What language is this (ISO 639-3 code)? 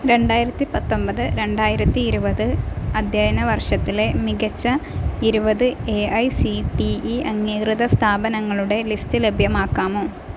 mal